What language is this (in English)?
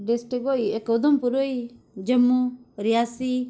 Dogri